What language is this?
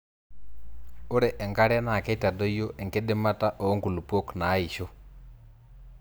Masai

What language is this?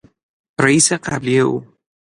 Persian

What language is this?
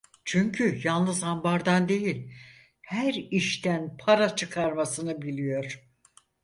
Turkish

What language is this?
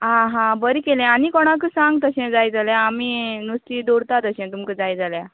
Konkani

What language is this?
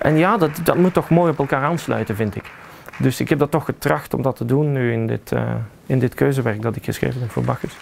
Dutch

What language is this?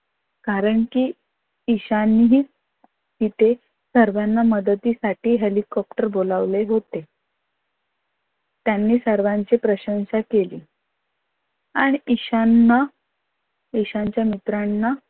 Marathi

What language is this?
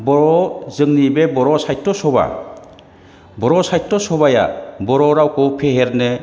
Bodo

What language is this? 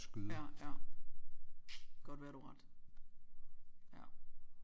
Danish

